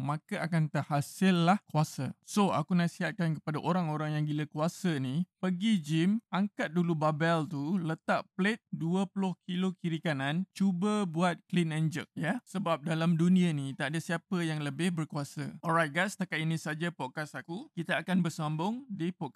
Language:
Malay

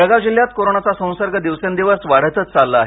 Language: Marathi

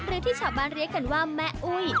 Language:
Thai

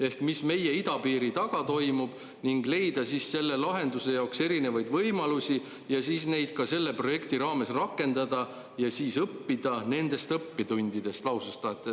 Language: Estonian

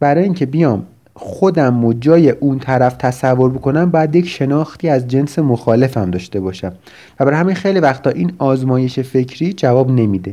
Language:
Persian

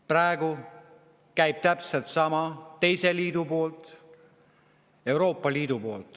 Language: Estonian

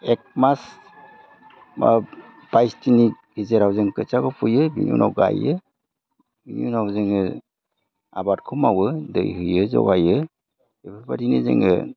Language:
Bodo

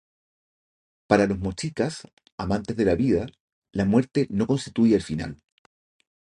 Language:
Spanish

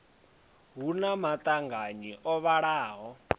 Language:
Venda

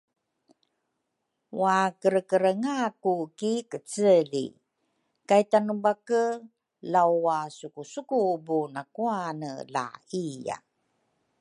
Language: Rukai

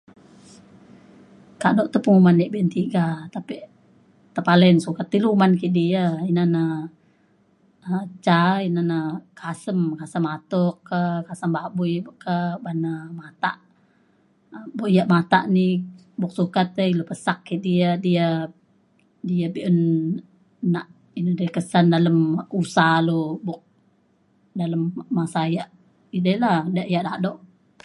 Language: Mainstream Kenyah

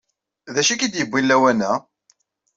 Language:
Kabyle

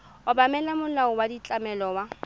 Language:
Tswana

